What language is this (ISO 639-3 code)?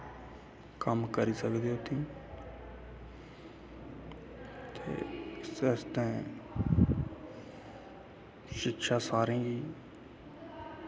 doi